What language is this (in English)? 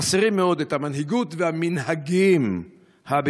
Hebrew